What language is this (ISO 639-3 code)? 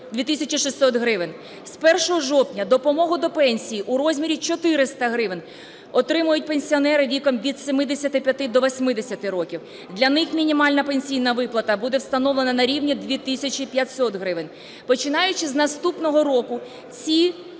ukr